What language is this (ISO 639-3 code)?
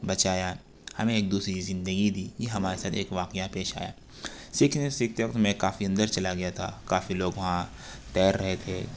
urd